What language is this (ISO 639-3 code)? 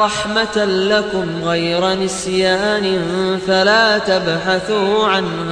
ara